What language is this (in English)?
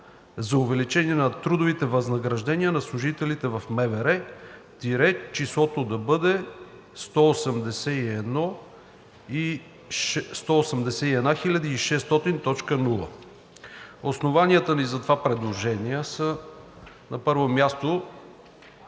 Bulgarian